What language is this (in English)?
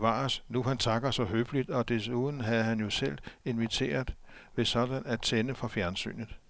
Danish